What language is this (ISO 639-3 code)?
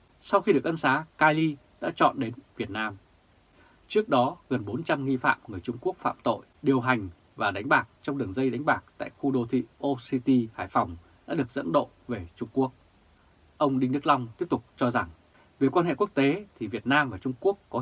vie